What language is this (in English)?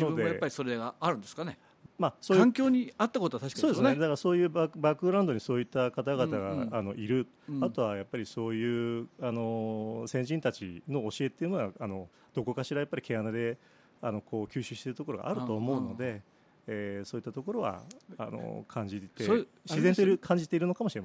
Japanese